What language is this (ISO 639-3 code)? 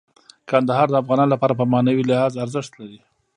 pus